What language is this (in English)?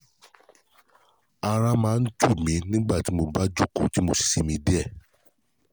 Yoruba